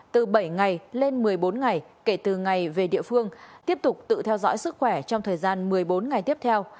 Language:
Vietnamese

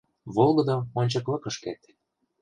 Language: Mari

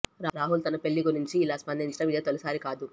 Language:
Telugu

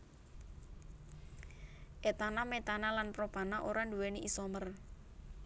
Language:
Javanese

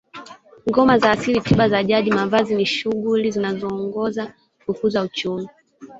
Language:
Swahili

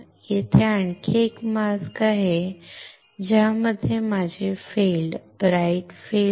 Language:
Marathi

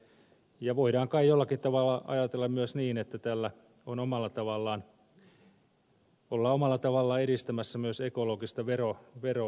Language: Finnish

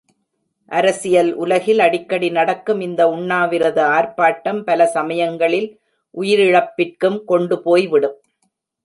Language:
Tamil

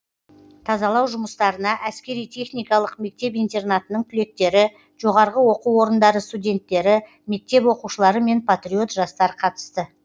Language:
Kazakh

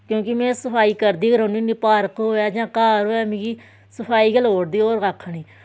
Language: Dogri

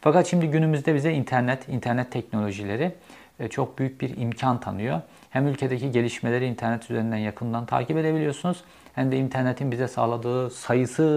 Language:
Turkish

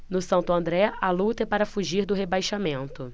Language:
Portuguese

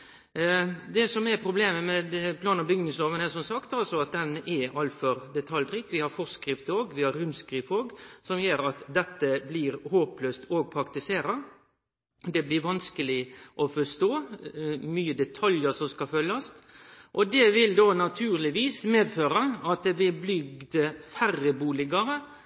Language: Norwegian Nynorsk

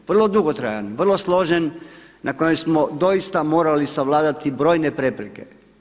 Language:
Croatian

